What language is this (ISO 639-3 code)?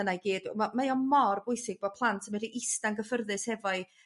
cym